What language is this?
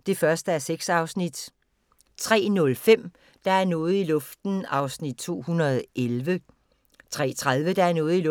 Danish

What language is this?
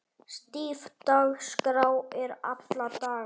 Icelandic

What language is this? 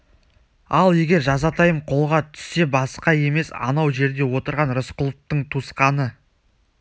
Kazakh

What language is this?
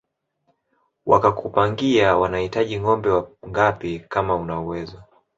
Swahili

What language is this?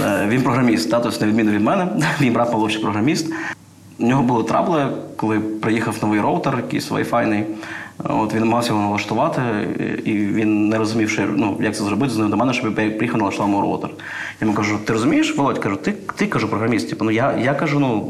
Ukrainian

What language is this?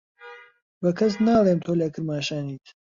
Central Kurdish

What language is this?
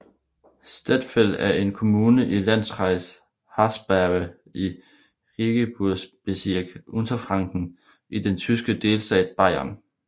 Danish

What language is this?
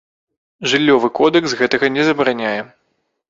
Belarusian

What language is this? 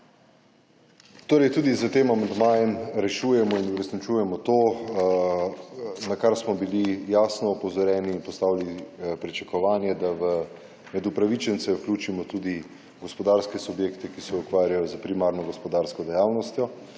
Slovenian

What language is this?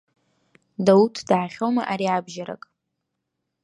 Abkhazian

